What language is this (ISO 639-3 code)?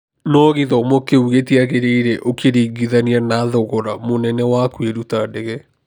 kik